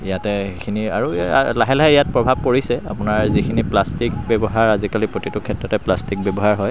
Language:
Assamese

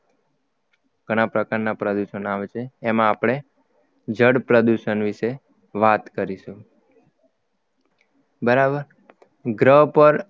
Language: Gujarati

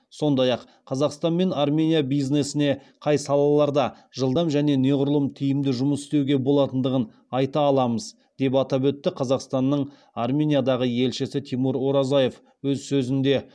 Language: Kazakh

